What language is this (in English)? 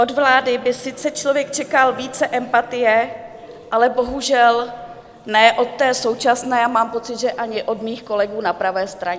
Czech